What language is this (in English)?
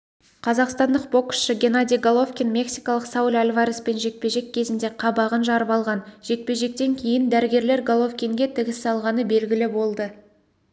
Kazakh